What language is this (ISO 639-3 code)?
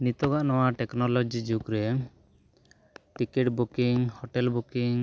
sat